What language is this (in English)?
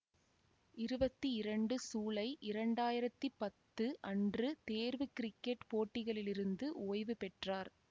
Tamil